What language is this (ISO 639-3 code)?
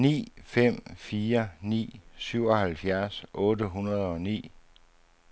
dan